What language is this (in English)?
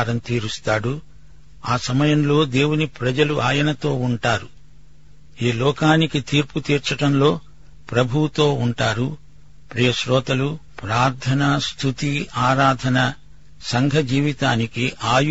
Telugu